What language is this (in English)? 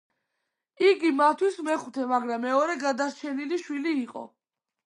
Georgian